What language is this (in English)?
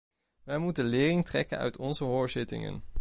Dutch